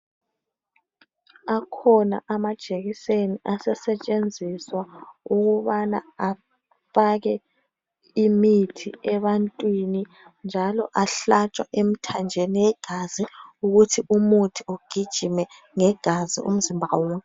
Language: North Ndebele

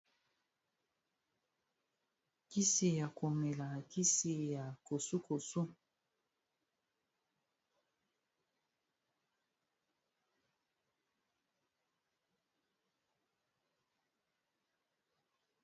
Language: Lingala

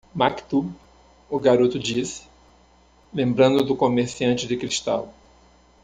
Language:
Portuguese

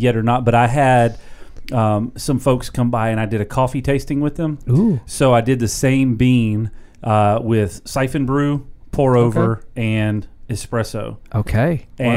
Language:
English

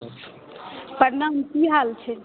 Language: Maithili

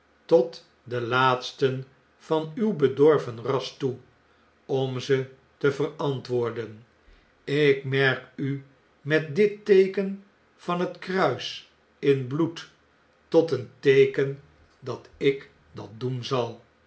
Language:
Dutch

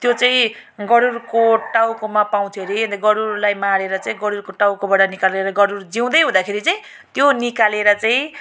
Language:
Nepali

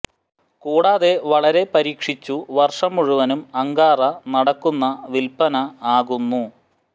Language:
Malayalam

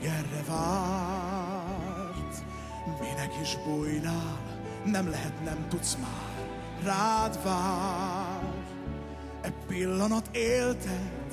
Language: Hungarian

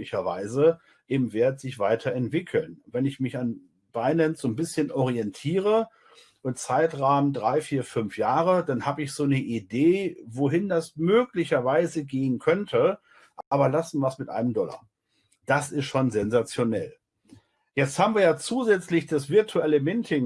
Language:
German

